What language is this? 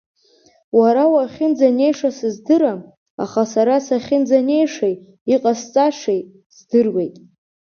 Abkhazian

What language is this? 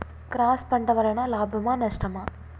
Telugu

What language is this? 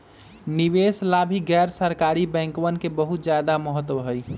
Magahi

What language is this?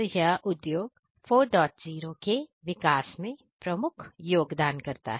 Hindi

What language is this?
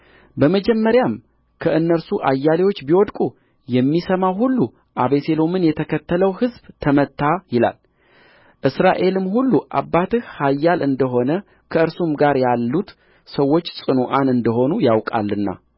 Amharic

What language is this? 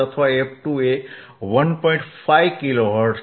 Gujarati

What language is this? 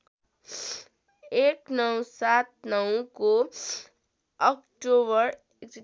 Nepali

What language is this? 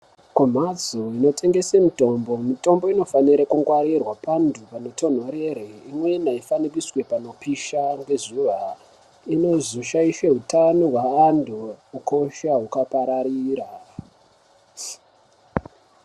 Ndau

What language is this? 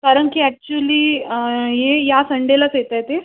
Marathi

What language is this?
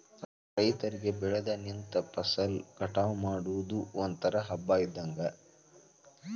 Kannada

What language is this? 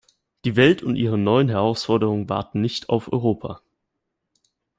German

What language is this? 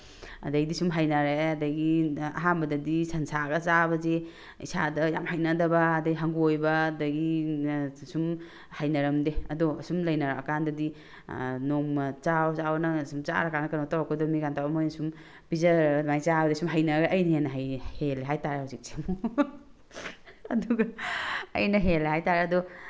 Manipuri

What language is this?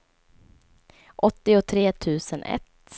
Swedish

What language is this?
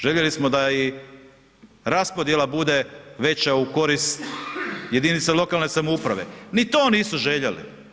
Croatian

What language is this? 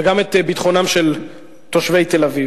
Hebrew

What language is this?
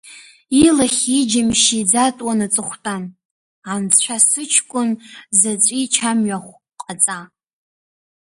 Abkhazian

